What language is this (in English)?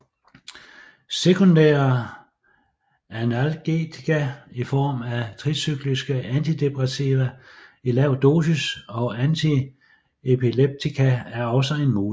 Danish